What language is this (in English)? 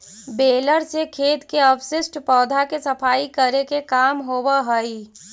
Magahi